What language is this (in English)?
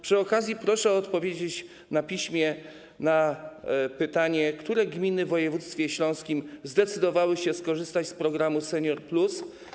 Polish